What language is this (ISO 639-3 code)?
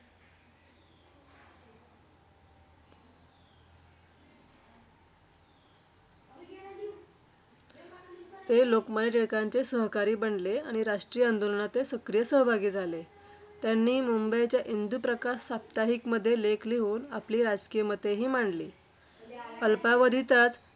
mar